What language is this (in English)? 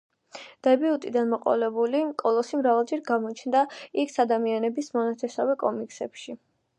Georgian